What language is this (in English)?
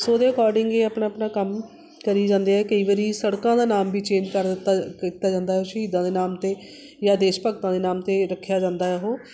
Punjabi